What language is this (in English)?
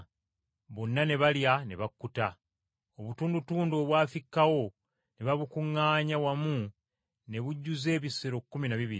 Ganda